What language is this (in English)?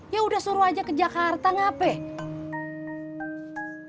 Indonesian